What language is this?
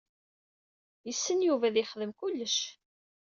Kabyle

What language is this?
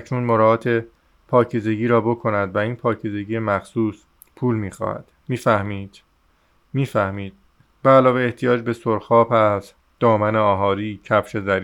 Persian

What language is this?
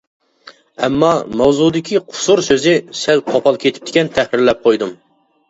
Uyghur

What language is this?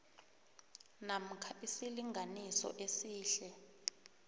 South Ndebele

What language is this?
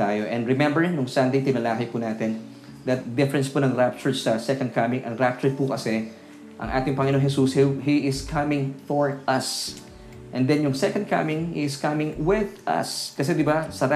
Filipino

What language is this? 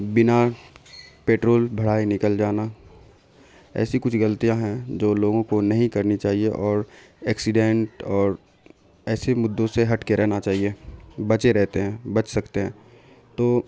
Urdu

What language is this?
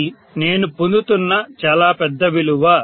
Telugu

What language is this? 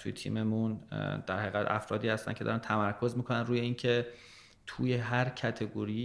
Persian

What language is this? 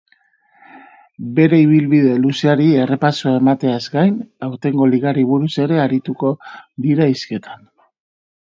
Basque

